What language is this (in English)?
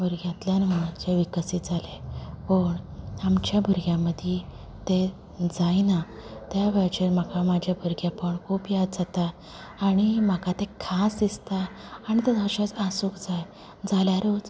Konkani